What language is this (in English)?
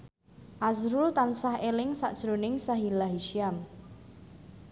Javanese